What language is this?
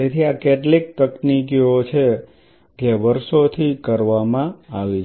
Gujarati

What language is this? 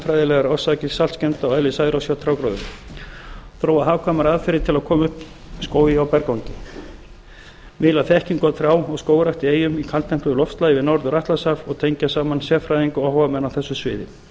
Icelandic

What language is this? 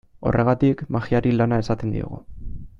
Basque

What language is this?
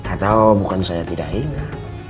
Indonesian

